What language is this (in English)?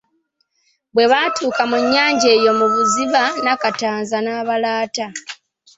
Ganda